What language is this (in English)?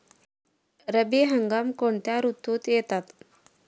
Marathi